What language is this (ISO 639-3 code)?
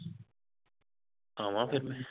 pan